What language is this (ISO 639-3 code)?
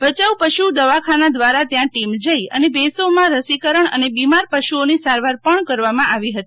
guj